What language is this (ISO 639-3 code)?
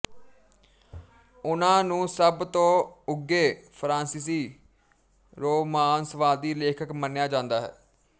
pan